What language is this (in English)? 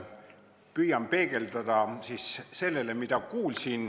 Estonian